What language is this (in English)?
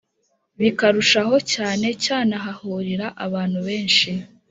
Kinyarwanda